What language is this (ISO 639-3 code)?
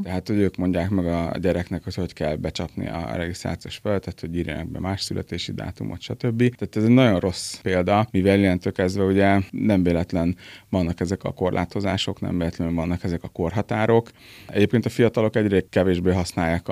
hun